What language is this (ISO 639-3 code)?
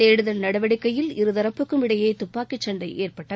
tam